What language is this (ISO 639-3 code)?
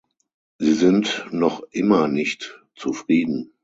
deu